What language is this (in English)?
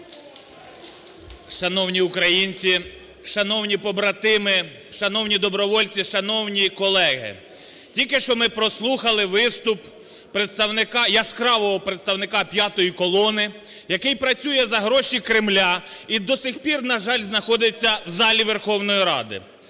Ukrainian